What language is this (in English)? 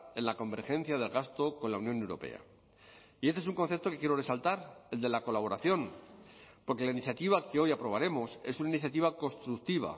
Spanish